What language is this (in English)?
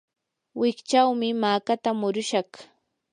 Yanahuanca Pasco Quechua